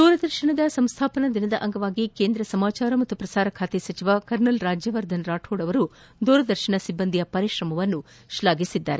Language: Kannada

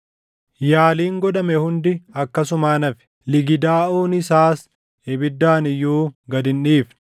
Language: Oromo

